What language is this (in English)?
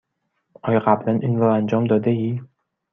Persian